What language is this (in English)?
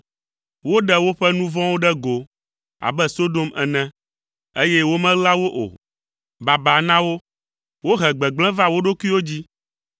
Ewe